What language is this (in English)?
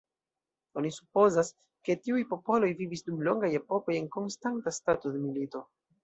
Esperanto